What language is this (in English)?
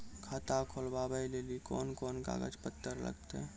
Maithili